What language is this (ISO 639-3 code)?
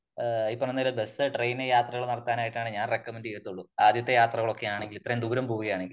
mal